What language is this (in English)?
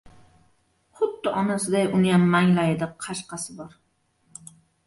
Uzbek